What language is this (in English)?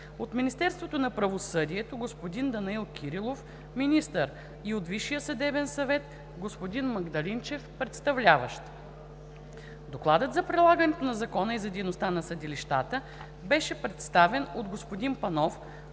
Bulgarian